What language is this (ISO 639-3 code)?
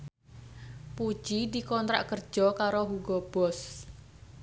jav